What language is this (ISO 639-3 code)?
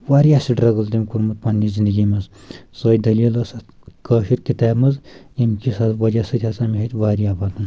kas